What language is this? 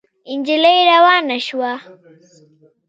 Pashto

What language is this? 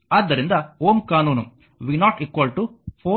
Kannada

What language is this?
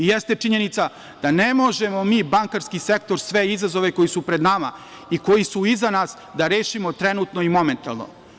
Serbian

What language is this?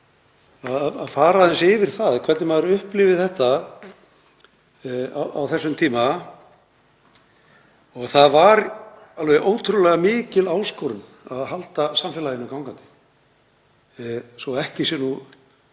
Icelandic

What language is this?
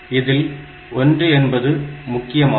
Tamil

